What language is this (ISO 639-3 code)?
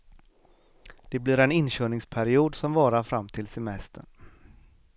swe